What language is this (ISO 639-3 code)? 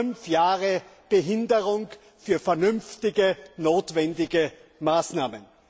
deu